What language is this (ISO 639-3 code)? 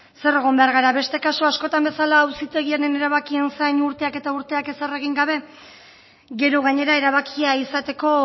eus